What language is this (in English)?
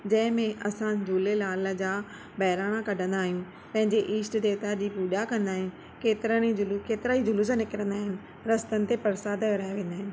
Sindhi